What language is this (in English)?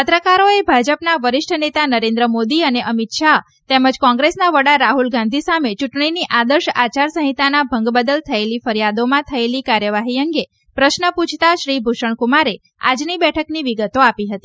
Gujarati